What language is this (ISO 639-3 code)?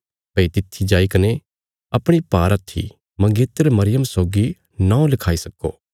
kfs